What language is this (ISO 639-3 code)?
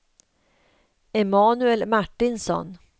swe